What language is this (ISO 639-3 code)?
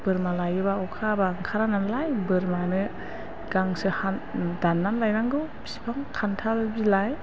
brx